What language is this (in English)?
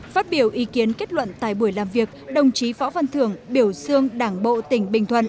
Vietnamese